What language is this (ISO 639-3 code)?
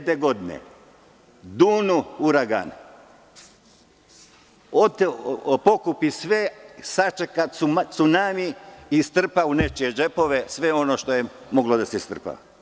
srp